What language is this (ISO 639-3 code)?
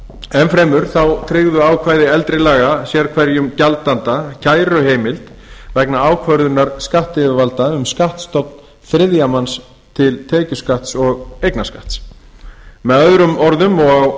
isl